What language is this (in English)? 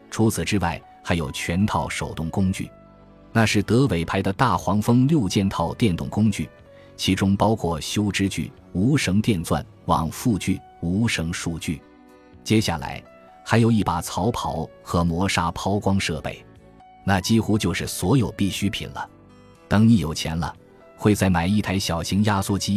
Chinese